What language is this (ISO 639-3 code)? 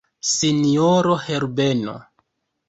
epo